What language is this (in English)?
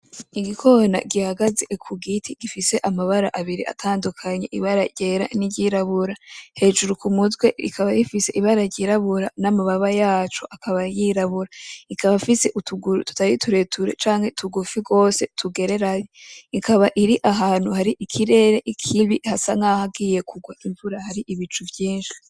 Rundi